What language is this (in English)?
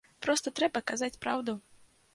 Belarusian